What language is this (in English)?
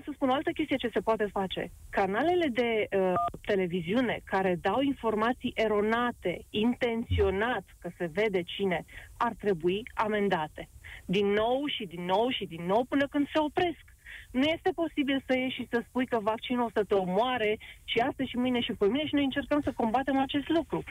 Romanian